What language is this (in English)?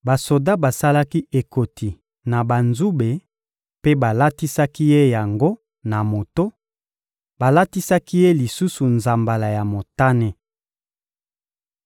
Lingala